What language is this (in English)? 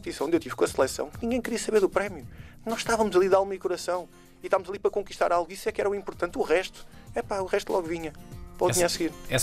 Portuguese